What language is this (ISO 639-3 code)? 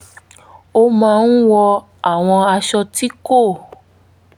yor